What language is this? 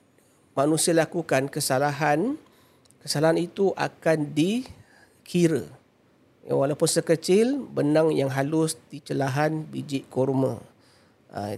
Malay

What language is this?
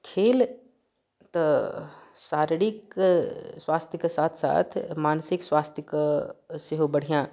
Maithili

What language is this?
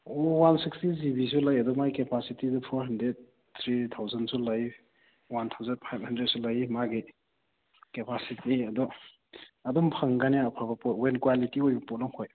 Manipuri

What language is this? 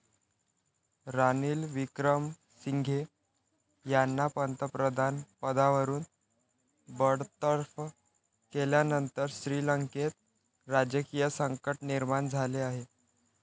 Marathi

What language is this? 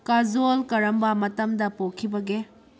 Manipuri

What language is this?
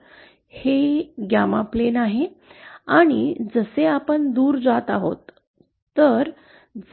Marathi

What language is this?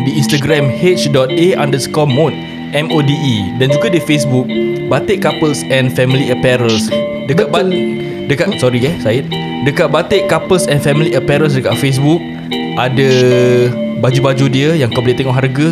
Malay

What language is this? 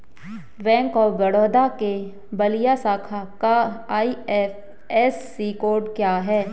Hindi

